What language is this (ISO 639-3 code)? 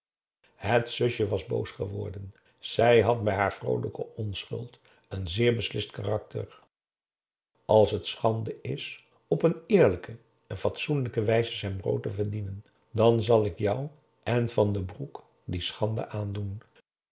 nld